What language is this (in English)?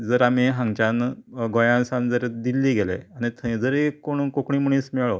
Konkani